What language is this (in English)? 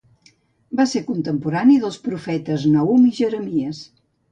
Catalan